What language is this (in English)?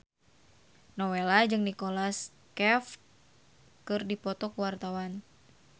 Sundanese